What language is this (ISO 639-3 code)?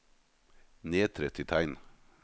nor